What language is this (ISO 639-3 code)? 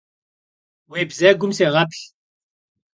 kbd